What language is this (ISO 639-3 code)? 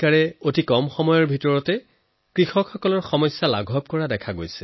asm